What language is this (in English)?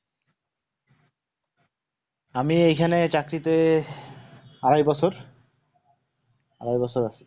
Bangla